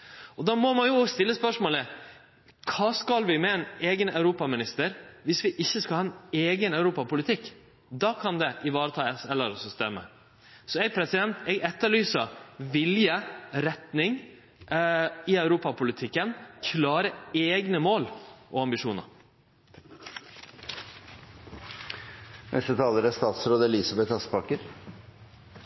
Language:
Norwegian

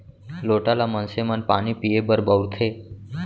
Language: Chhattisgarhi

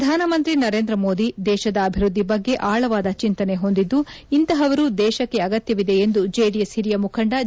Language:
Kannada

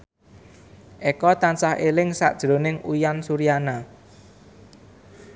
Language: Javanese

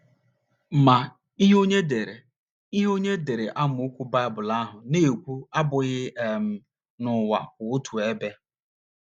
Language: Igbo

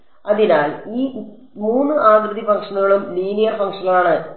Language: Malayalam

